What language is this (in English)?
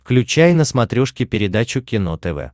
Russian